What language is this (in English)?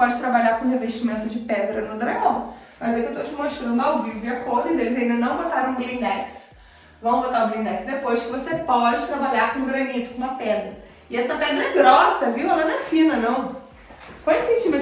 Portuguese